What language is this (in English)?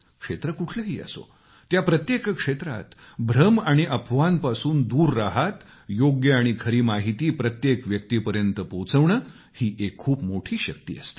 Marathi